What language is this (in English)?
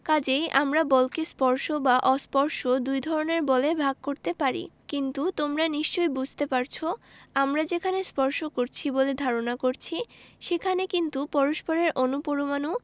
Bangla